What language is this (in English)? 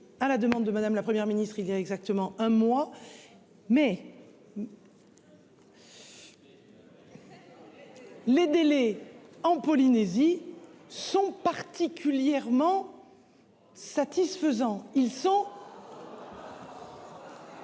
French